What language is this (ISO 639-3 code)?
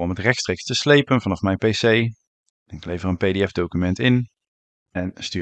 nld